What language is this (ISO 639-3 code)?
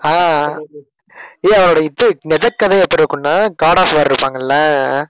tam